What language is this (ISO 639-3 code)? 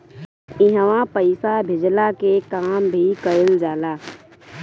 bho